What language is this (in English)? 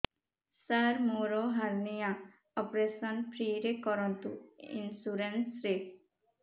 Odia